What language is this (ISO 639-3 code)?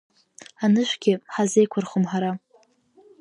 abk